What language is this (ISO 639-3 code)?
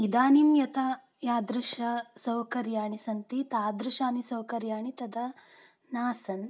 san